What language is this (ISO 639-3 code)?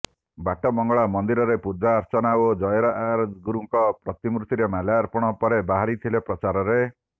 ori